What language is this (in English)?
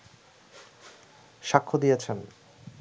Bangla